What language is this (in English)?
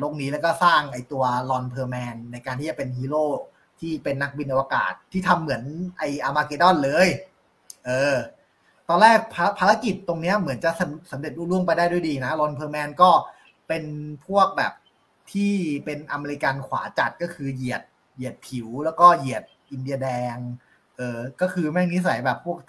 Thai